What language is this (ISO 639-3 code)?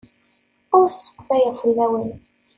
kab